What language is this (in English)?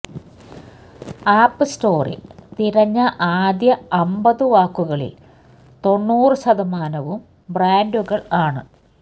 Malayalam